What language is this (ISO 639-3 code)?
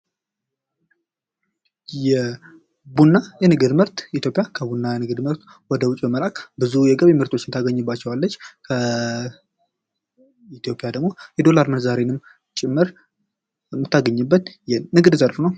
amh